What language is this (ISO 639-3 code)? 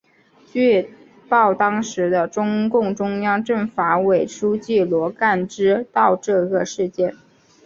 zho